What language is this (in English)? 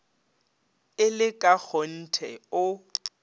Northern Sotho